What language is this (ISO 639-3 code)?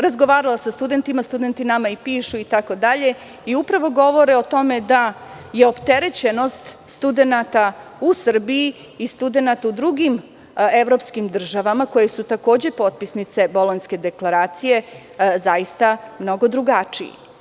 srp